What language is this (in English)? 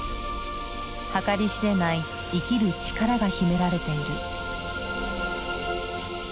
Japanese